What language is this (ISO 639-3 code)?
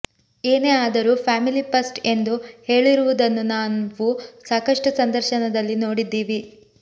kan